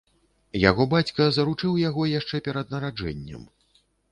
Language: Belarusian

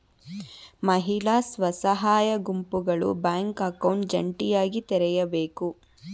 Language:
Kannada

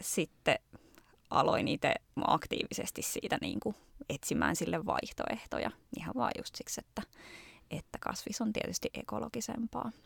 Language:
Finnish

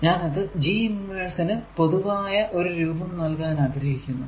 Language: Malayalam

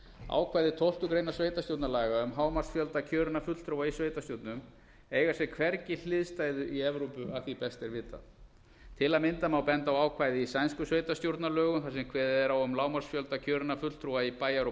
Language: Icelandic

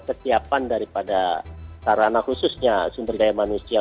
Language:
Indonesian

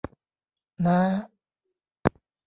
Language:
Thai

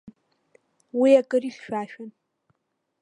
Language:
Abkhazian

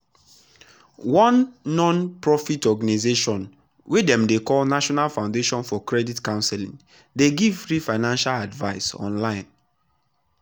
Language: Nigerian Pidgin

